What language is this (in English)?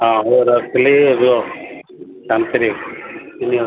Odia